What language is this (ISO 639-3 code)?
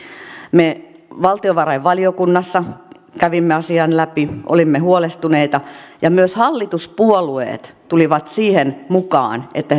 fin